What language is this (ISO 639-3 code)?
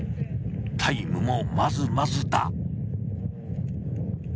jpn